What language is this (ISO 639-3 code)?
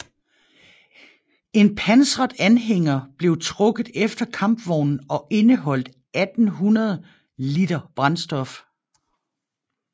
dan